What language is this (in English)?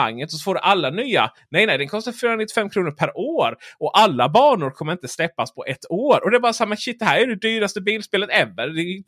Swedish